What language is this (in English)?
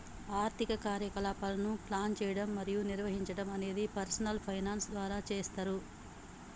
Telugu